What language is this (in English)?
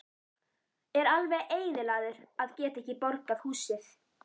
Icelandic